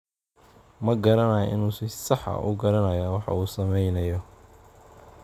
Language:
Somali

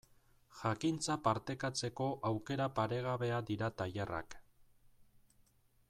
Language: Basque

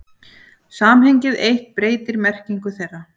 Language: Icelandic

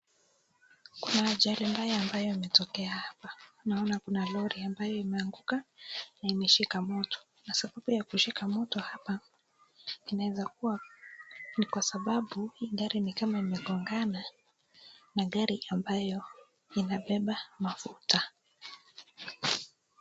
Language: Swahili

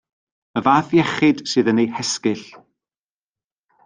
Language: Welsh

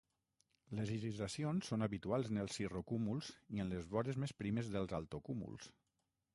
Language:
Catalan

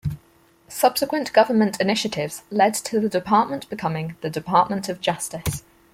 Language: English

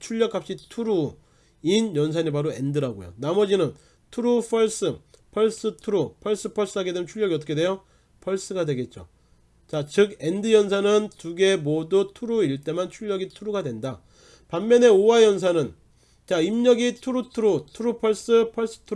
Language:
Korean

